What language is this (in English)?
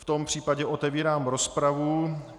Czech